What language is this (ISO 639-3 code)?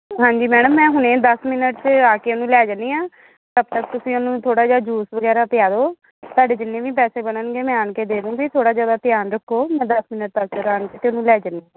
pan